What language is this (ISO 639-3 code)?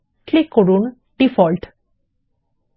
ben